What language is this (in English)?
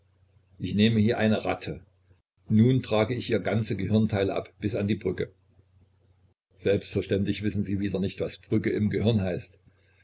German